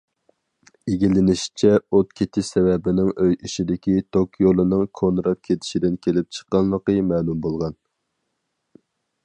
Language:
Uyghur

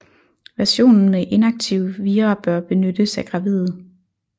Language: Danish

